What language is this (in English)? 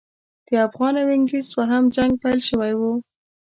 Pashto